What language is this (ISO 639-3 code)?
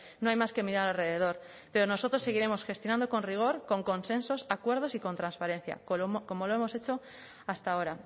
spa